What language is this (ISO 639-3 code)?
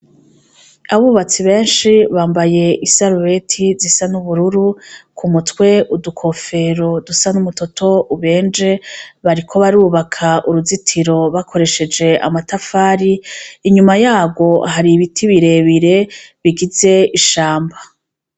run